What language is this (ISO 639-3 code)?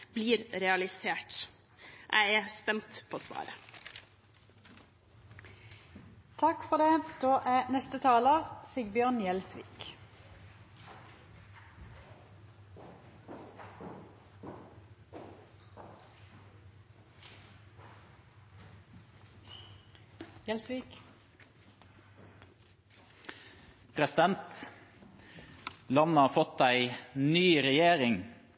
nob